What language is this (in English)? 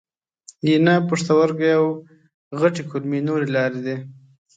Pashto